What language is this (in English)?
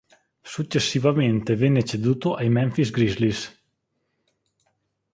Italian